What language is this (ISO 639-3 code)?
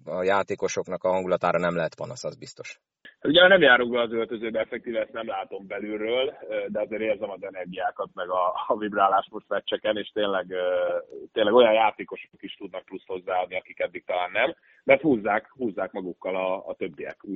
hun